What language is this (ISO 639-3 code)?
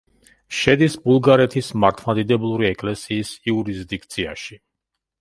kat